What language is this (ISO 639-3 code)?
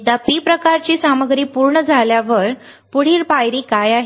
mar